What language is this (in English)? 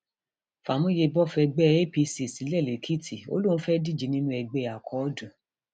Yoruba